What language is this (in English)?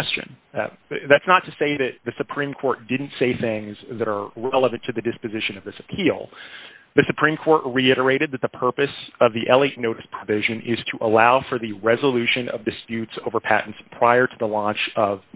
English